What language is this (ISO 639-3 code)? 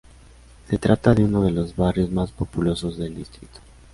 spa